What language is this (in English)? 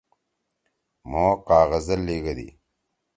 Torwali